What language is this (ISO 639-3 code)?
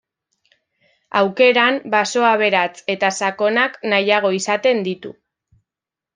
eus